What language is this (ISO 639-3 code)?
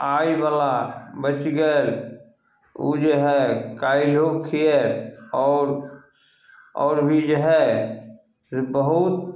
mai